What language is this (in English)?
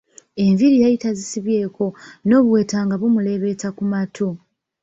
Ganda